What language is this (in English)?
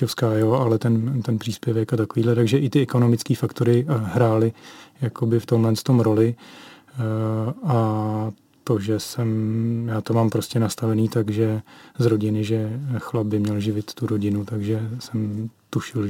Czech